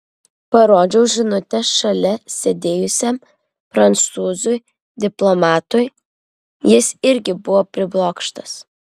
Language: Lithuanian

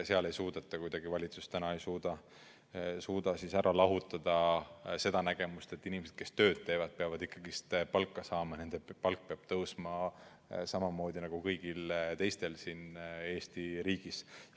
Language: Estonian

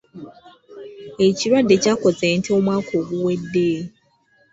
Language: Ganda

